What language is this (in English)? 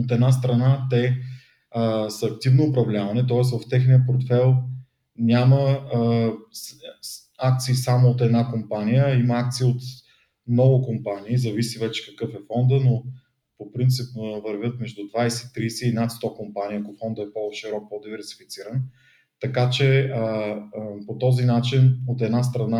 Bulgarian